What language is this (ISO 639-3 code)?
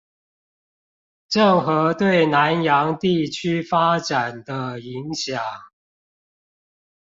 zho